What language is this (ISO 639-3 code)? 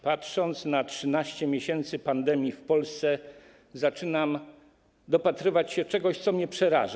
pol